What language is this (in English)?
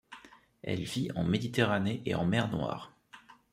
French